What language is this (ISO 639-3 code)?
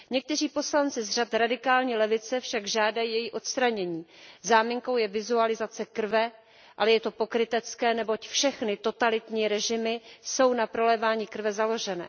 ces